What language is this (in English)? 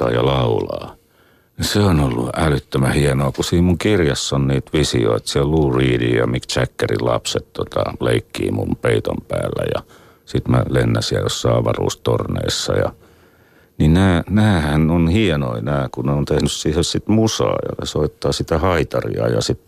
Finnish